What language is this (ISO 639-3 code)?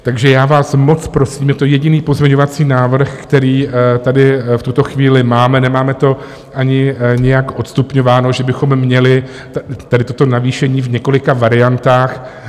ces